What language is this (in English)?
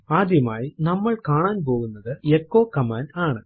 Malayalam